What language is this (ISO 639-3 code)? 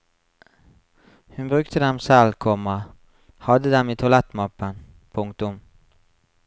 nor